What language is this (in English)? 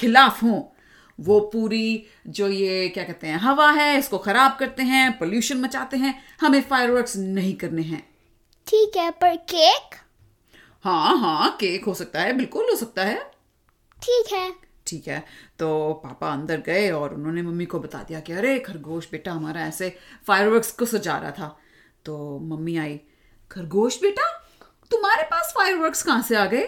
Hindi